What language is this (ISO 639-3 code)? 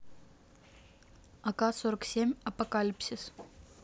rus